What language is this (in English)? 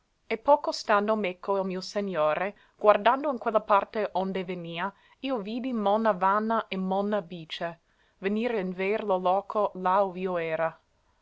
Italian